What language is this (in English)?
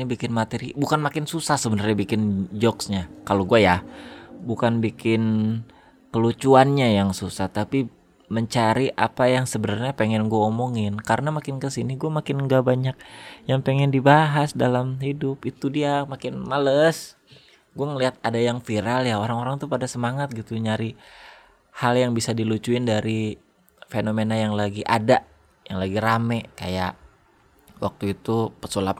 Indonesian